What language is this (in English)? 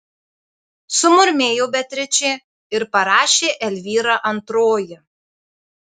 Lithuanian